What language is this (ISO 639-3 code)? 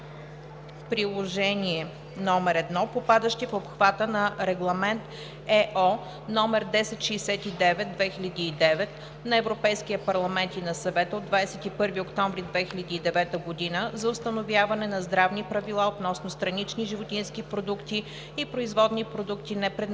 bul